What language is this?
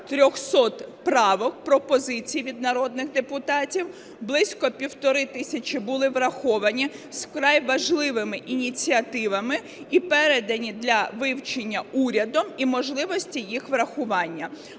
Ukrainian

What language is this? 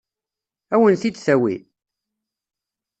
Kabyle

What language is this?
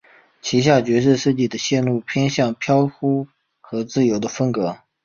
Chinese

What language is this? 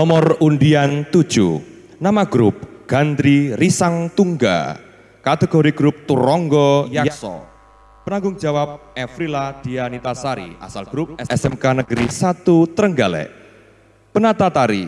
Indonesian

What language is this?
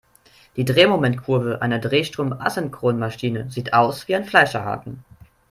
German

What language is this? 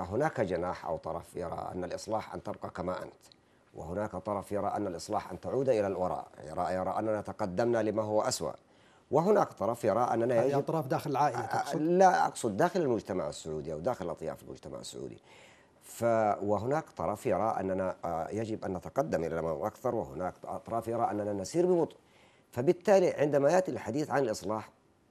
Arabic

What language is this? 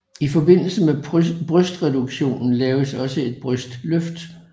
Danish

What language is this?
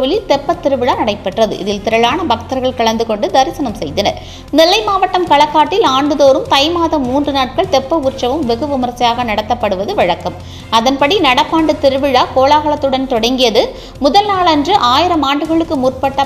Arabic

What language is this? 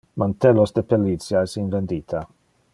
Interlingua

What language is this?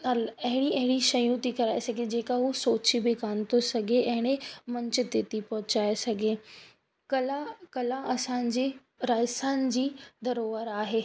Sindhi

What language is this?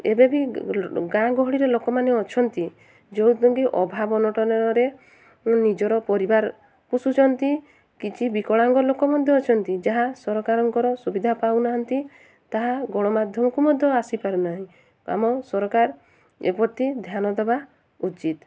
Odia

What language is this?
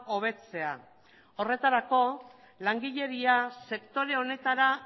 Basque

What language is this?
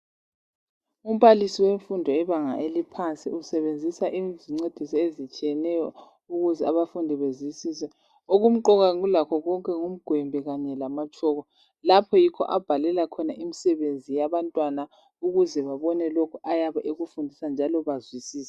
North Ndebele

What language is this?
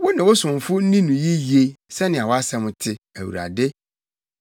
Akan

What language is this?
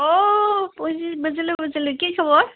Assamese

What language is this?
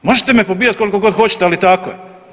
Croatian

